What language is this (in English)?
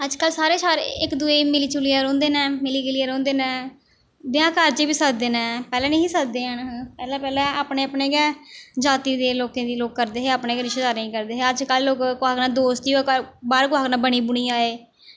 Dogri